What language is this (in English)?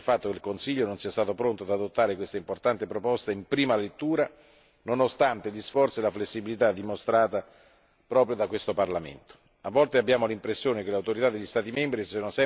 Italian